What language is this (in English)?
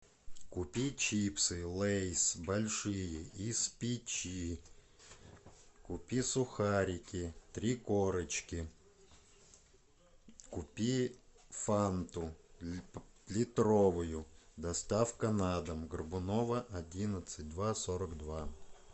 Russian